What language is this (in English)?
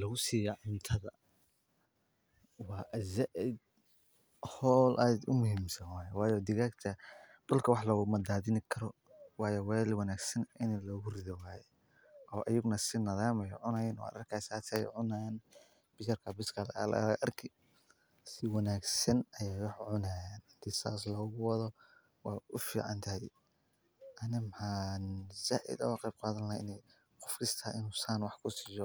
Somali